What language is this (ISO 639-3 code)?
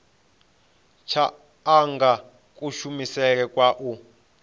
ven